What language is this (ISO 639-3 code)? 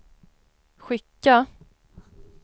swe